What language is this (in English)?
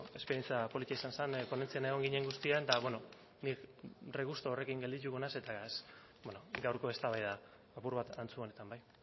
Basque